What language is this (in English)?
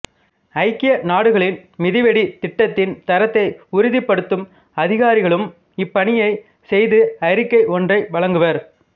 Tamil